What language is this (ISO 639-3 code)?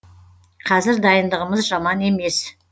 kaz